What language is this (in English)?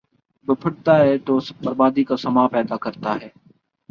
Urdu